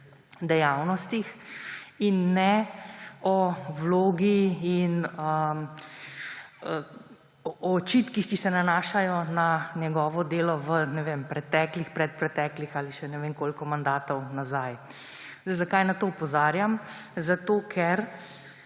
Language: Slovenian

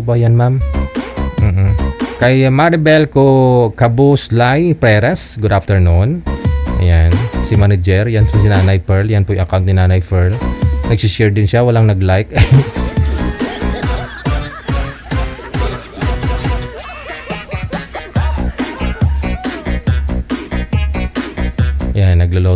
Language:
Filipino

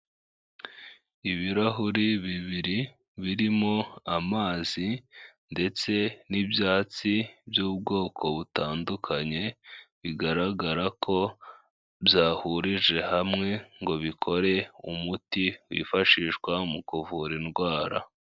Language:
Kinyarwanda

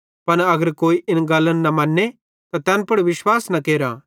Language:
Bhadrawahi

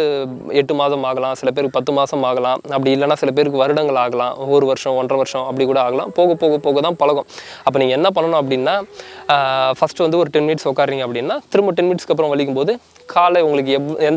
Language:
Indonesian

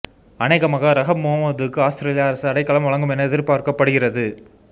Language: Tamil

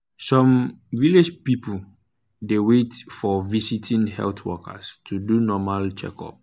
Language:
Nigerian Pidgin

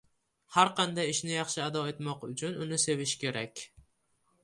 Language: Uzbek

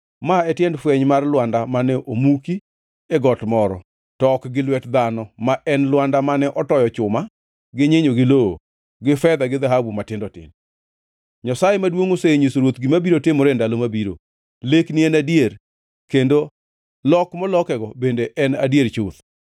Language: Luo (Kenya and Tanzania)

